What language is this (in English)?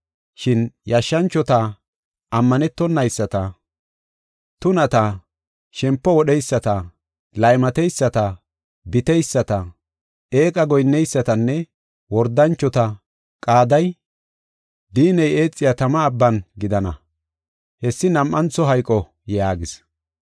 Gofa